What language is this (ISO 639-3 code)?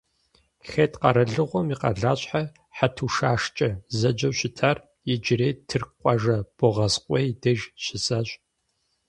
kbd